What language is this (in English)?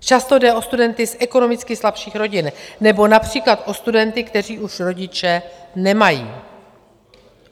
Czech